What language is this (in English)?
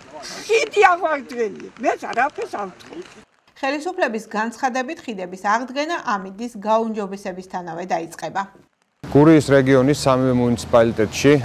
Romanian